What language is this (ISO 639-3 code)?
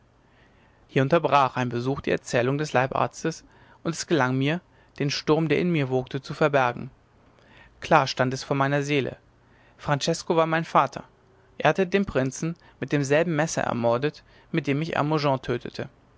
deu